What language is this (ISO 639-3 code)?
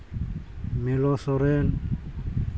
sat